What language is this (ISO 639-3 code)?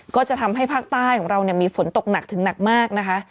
tha